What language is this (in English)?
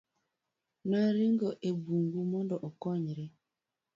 Luo (Kenya and Tanzania)